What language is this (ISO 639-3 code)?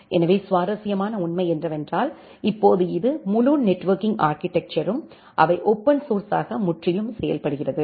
tam